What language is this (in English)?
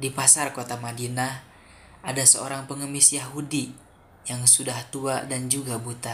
Indonesian